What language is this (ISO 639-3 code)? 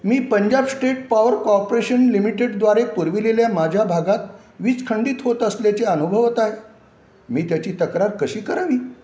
mar